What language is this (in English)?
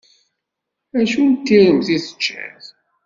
Kabyle